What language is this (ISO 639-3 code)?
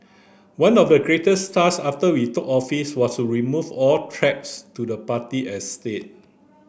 eng